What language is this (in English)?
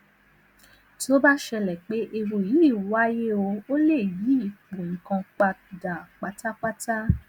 Yoruba